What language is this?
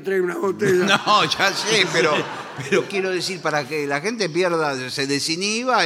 Spanish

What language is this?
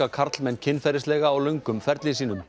Icelandic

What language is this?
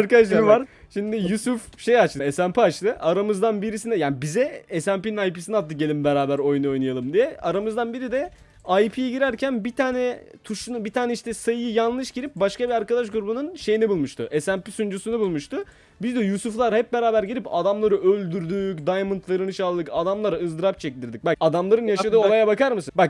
Turkish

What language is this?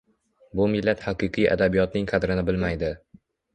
Uzbek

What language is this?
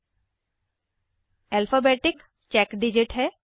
Hindi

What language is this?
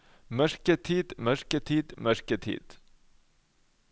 Norwegian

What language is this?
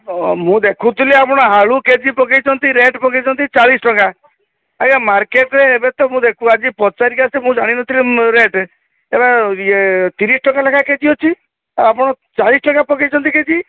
Odia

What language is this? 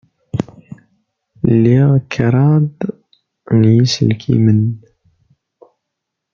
Kabyle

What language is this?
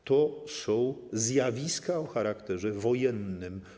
Polish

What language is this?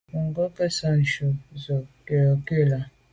Medumba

